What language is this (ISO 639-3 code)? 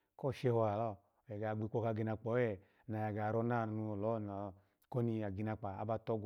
ala